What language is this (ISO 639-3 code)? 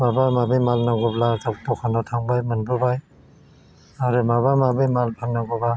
brx